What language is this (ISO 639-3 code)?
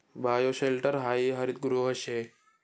mar